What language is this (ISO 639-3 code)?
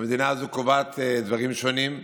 heb